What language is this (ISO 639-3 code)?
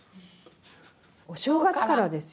jpn